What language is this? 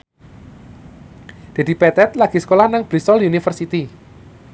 Javanese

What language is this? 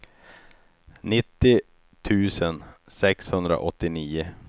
Swedish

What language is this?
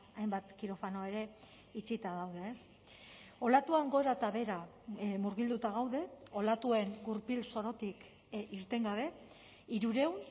Basque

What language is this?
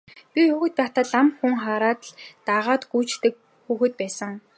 Mongolian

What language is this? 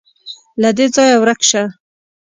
Pashto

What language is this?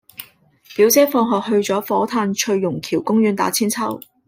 Cantonese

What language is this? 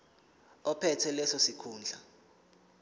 Zulu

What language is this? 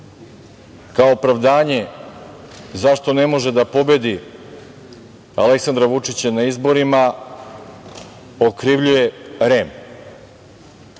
Serbian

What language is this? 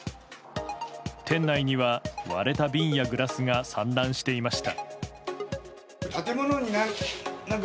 Japanese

